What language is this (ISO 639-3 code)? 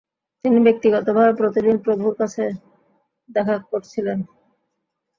ben